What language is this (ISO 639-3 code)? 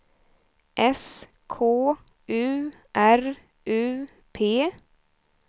swe